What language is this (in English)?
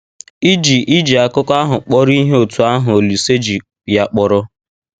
Igbo